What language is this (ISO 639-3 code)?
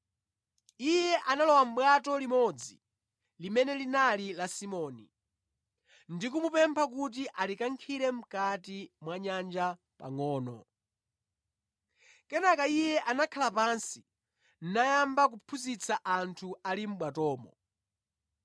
nya